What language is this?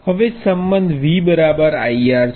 Gujarati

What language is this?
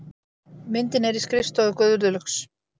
Icelandic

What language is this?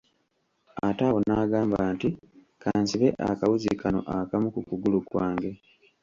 Ganda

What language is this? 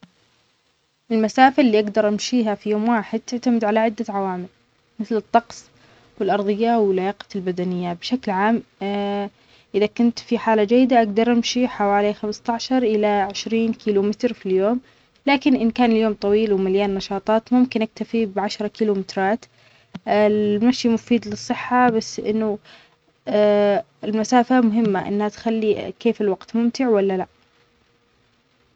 Omani Arabic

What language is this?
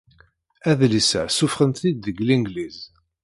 Kabyle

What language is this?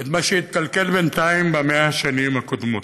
Hebrew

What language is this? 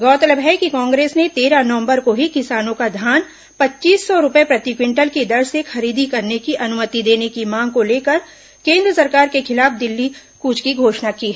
Hindi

